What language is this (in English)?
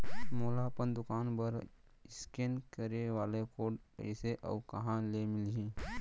Chhattisgarhi